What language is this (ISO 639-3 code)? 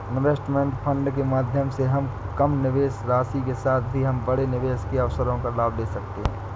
hin